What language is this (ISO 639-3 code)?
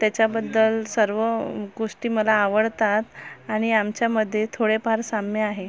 mar